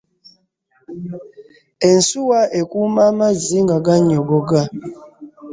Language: Ganda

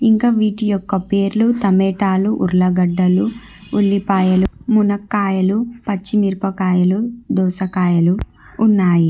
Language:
Telugu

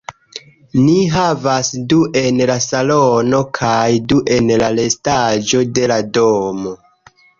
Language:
Esperanto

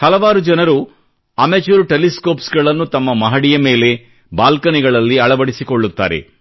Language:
Kannada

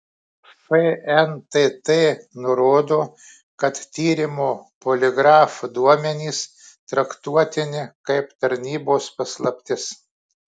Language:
Lithuanian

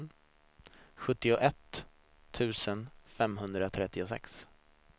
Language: Swedish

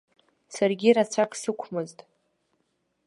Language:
Abkhazian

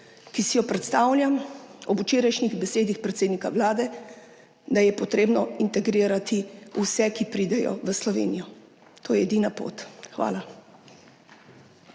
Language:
Slovenian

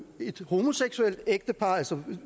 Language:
Danish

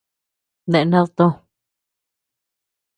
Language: Tepeuxila Cuicatec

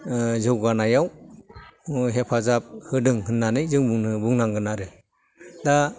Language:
Bodo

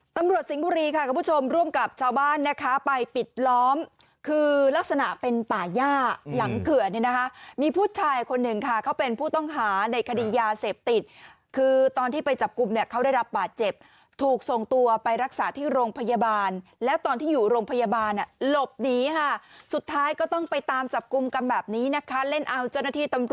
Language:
Thai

